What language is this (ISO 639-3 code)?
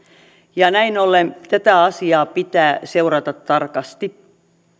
fin